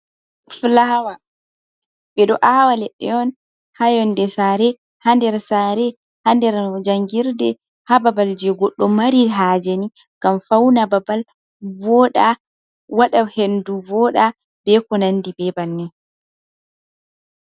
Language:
Fula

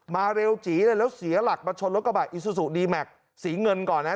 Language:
Thai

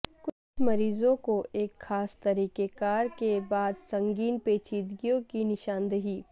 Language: Urdu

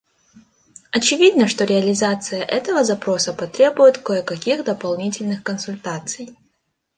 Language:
Russian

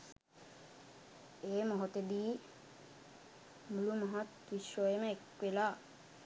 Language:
Sinhala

